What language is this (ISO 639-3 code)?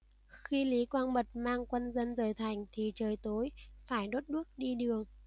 vie